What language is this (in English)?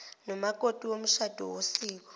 Zulu